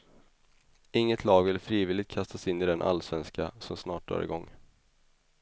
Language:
Swedish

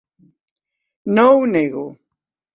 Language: Catalan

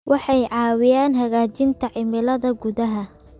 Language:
Somali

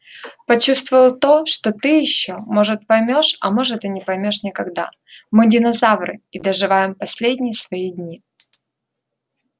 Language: Russian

